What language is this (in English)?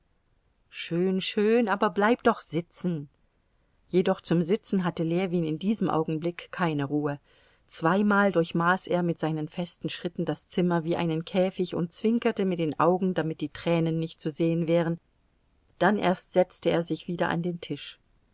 German